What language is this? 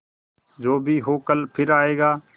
Hindi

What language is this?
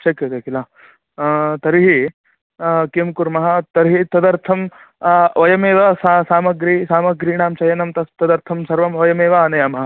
Sanskrit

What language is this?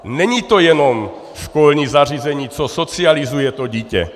Czech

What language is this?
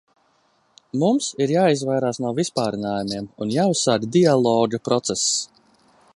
Latvian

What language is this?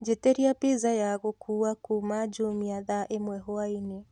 Kikuyu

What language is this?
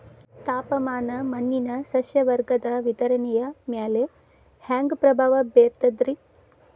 Kannada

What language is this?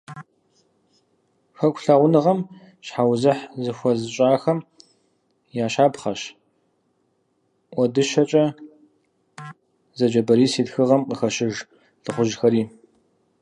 Kabardian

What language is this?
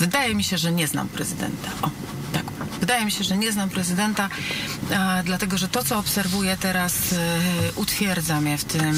Polish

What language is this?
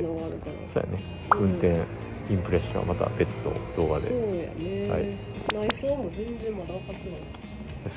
Japanese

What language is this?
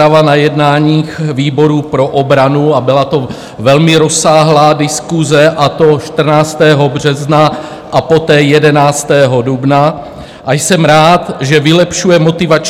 Czech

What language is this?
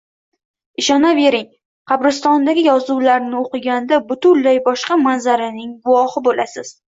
Uzbek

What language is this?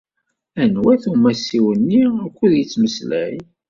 Kabyle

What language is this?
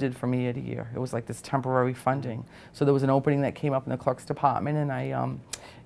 English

